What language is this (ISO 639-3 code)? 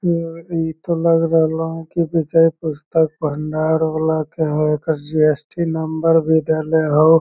mag